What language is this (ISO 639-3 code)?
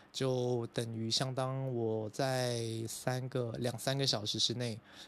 zho